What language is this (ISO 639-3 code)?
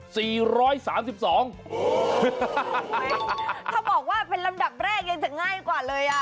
tha